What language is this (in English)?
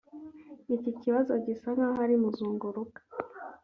Kinyarwanda